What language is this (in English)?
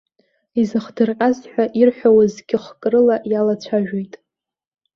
Abkhazian